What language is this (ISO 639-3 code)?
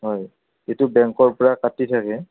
asm